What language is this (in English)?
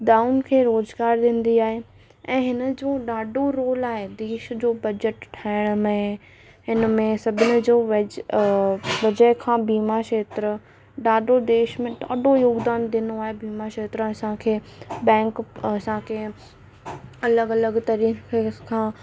Sindhi